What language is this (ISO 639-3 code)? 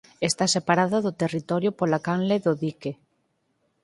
glg